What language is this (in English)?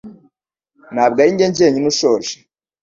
Kinyarwanda